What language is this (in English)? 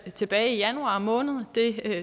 Danish